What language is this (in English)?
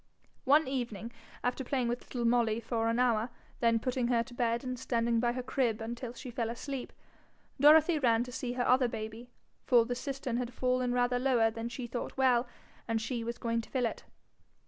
English